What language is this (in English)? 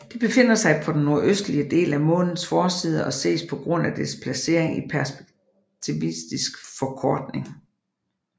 Danish